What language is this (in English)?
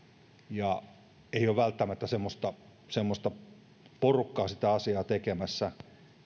Finnish